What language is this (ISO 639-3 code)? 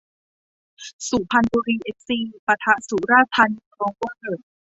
tha